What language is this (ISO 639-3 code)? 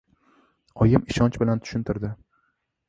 uzb